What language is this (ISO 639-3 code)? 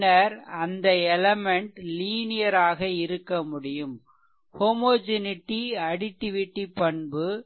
tam